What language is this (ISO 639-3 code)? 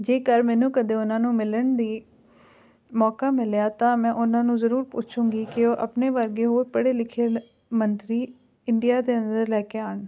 pan